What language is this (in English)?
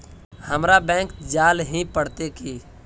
Magahi